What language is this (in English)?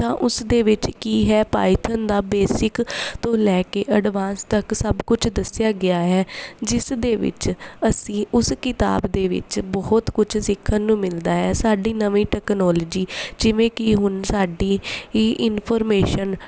Punjabi